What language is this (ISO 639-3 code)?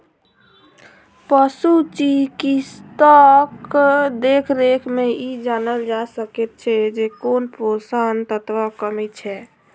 mai